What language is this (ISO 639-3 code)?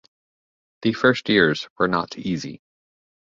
eng